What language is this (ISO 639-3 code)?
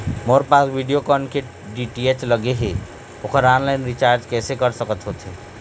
hne